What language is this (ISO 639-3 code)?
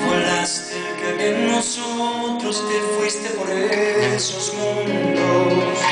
ron